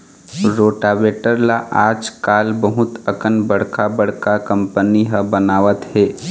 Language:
Chhattisgarhi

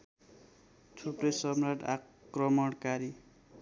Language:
Nepali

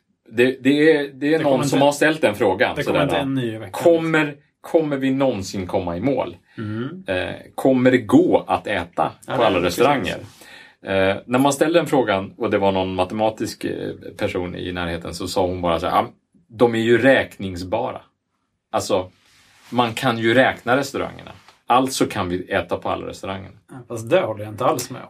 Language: Swedish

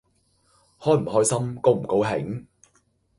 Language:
Cantonese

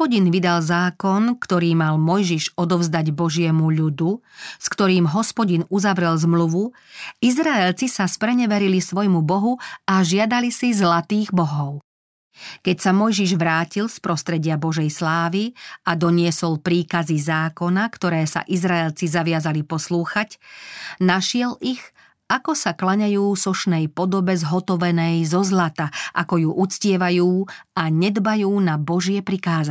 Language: Slovak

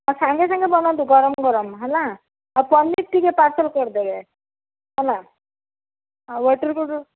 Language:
Odia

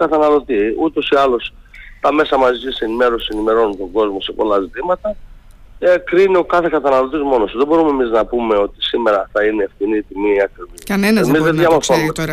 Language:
Greek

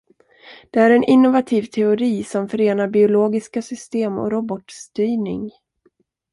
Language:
Swedish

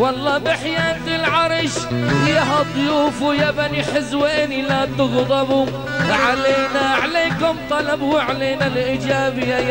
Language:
Arabic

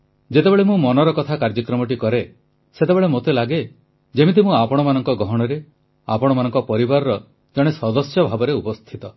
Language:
Odia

